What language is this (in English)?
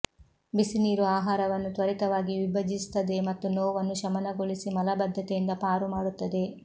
Kannada